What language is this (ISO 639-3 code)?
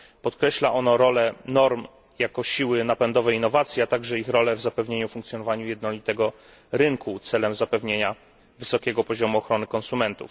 pol